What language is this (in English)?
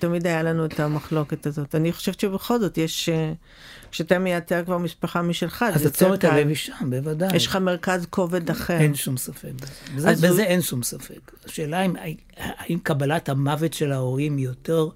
Hebrew